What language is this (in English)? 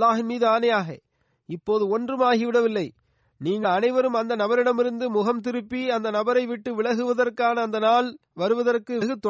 Tamil